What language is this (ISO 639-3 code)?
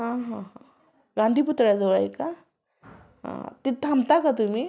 mar